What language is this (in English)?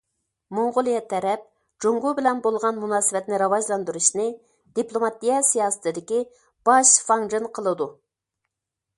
Uyghur